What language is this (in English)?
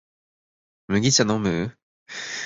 Japanese